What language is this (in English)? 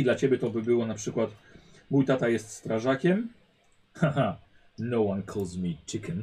Polish